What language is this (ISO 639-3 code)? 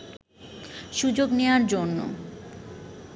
ben